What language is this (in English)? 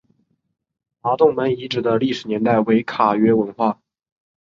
Chinese